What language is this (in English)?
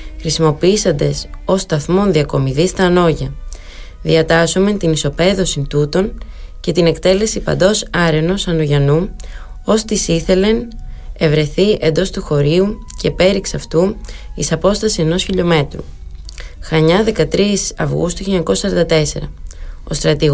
Greek